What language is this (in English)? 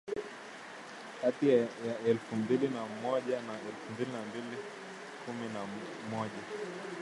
Swahili